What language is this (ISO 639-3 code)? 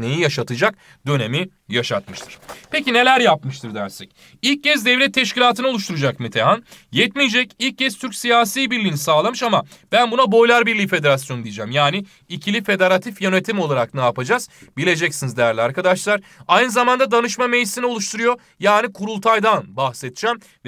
tur